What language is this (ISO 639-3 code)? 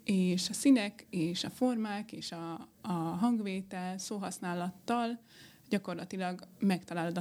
hun